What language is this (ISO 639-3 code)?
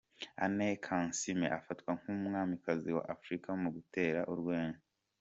kin